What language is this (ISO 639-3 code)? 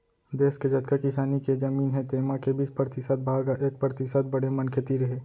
hne